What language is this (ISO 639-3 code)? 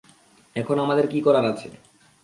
ben